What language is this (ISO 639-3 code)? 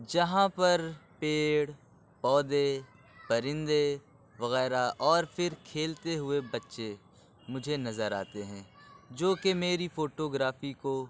urd